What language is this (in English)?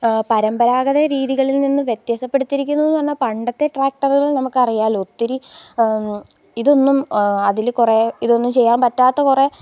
Malayalam